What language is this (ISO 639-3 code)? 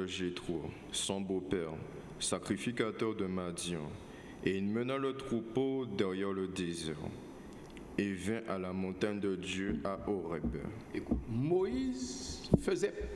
fra